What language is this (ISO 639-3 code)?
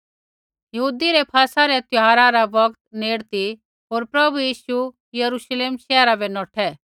kfx